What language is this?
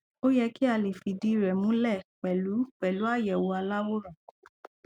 Yoruba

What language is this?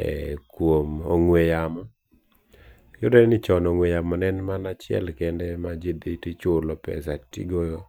Luo (Kenya and Tanzania)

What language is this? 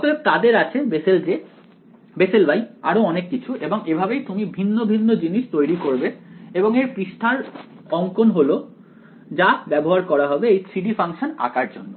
Bangla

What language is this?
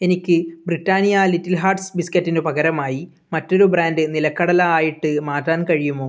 Malayalam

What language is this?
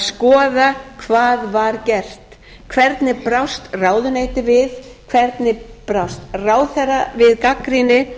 Icelandic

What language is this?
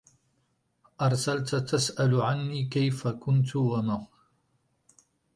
Arabic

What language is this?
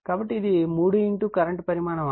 Telugu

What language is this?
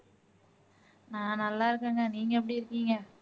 Tamil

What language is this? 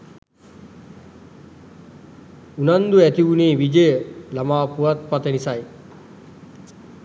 Sinhala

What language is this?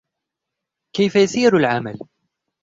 Arabic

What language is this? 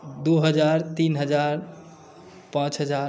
Maithili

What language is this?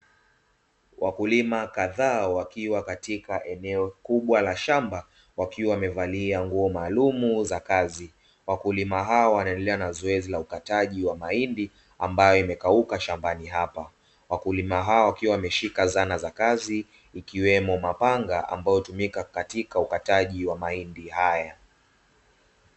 Swahili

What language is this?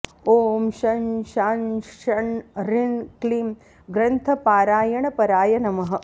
Sanskrit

